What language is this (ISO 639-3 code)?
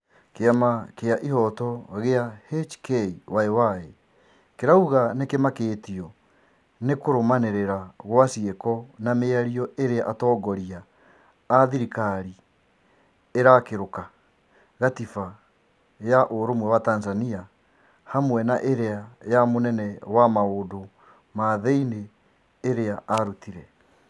kik